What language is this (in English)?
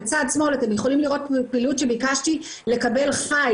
Hebrew